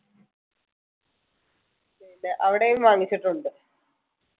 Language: Malayalam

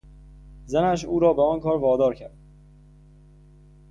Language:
Persian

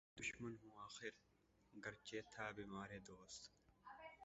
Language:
Urdu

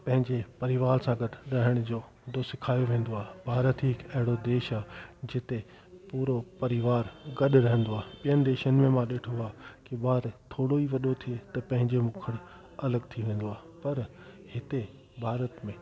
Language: Sindhi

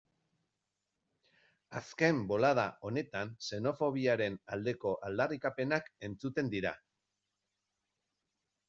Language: Basque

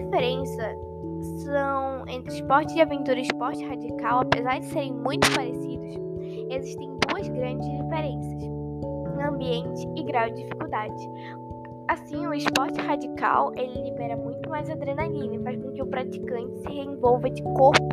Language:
Portuguese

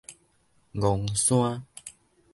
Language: Min Nan Chinese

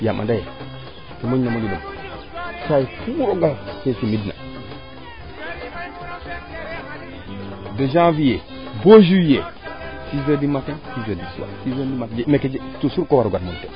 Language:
Serer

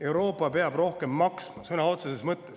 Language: Estonian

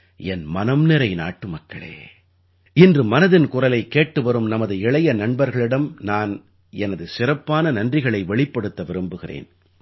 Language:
Tamil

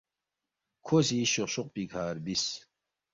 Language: Balti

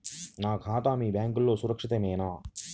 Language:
Telugu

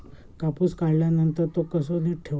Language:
Marathi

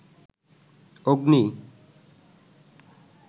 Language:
Bangla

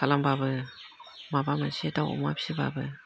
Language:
Bodo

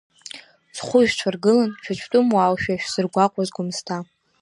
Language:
Abkhazian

